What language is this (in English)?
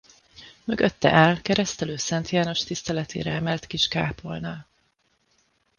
Hungarian